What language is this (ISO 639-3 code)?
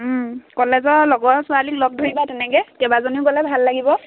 asm